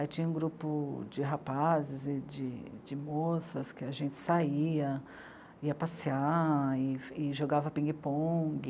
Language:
Portuguese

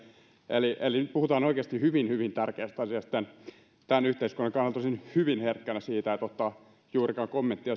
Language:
Finnish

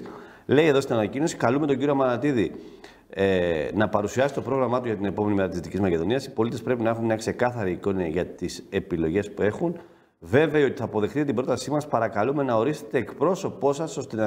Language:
Greek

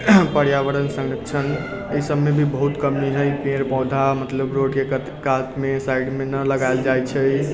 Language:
Maithili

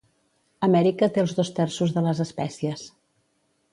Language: Catalan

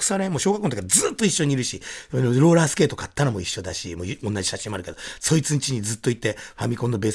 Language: Japanese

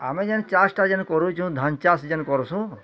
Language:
Odia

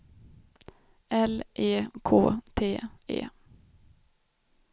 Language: Swedish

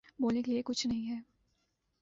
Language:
Urdu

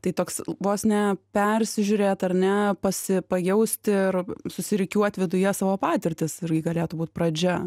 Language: Lithuanian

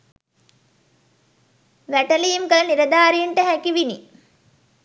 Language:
Sinhala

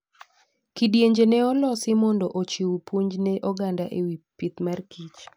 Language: Luo (Kenya and Tanzania)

